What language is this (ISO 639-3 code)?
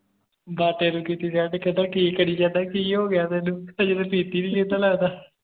pan